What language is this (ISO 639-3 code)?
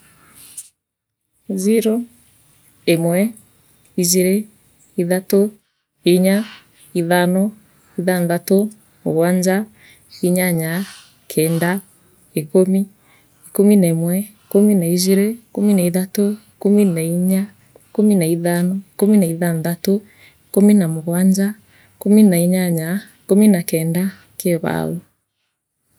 mer